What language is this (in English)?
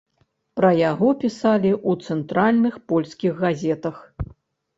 Belarusian